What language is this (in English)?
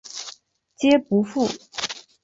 Chinese